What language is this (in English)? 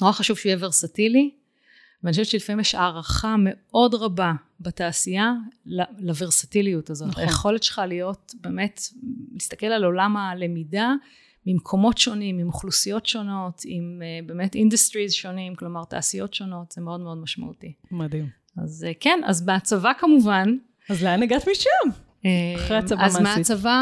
Hebrew